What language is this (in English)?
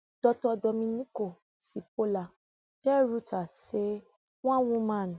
Nigerian Pidgin